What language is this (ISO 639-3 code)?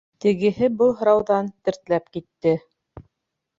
bak